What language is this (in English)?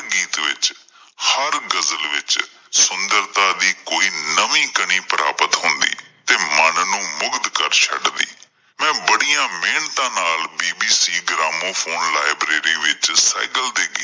Punjabi